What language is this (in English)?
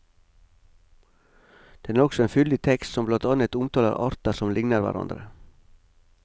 Norwegian